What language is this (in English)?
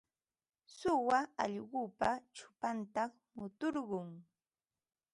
Ambo-Pasco Quechua